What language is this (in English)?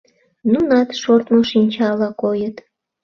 Mari